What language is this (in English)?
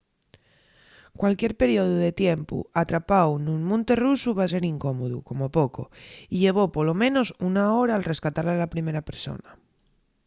Asturian